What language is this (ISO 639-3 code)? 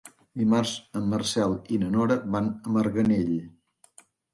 cat